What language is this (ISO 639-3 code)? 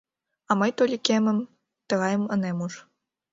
chm